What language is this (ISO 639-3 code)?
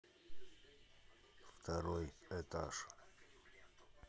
rus